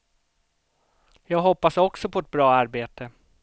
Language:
Swedish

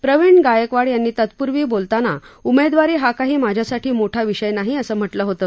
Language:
Marathi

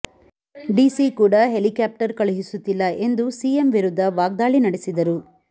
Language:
Kannada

